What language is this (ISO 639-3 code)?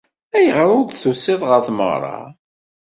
kab